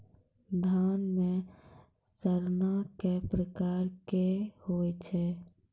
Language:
Maithili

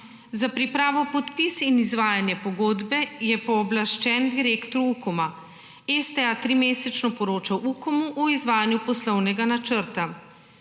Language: Slovenian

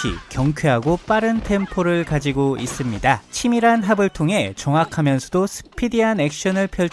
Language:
Korean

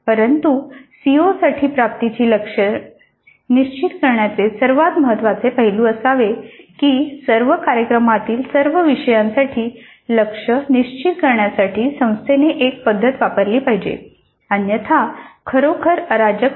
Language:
Marathi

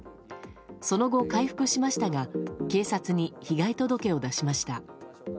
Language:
Japanese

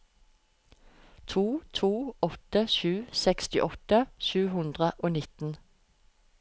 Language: Norwegian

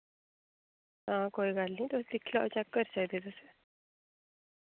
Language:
Dogri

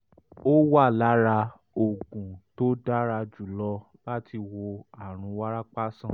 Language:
Yoruba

